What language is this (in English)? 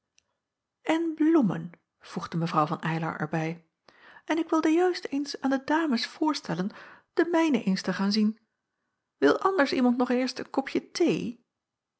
Dutch